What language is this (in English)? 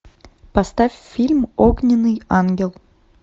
Russian